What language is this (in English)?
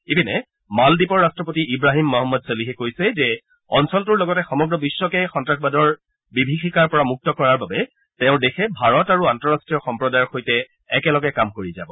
Assamese